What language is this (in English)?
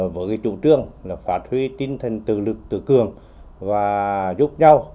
Vietnamese